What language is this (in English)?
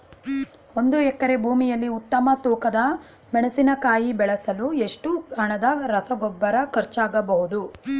Kannada